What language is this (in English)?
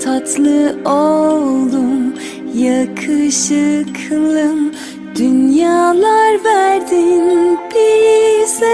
Turkish